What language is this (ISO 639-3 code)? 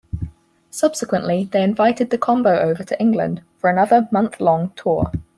eng